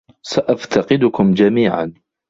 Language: Arabic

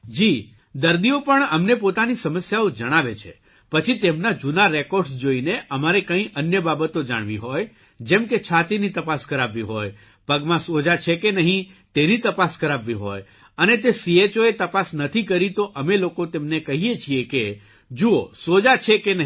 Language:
Gujarati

